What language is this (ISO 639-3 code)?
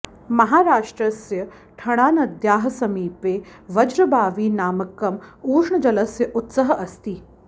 san